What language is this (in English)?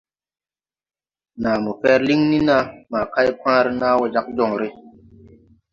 Tupuri